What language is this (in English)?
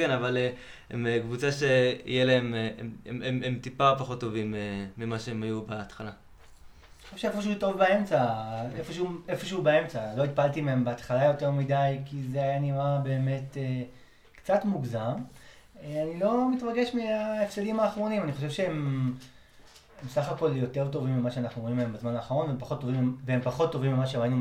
Hebrew